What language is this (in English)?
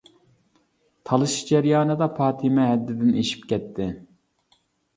Uyghur